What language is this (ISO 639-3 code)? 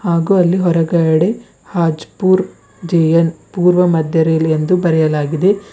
kan